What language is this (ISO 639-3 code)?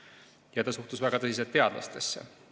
est